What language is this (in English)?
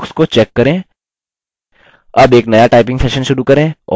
Hindi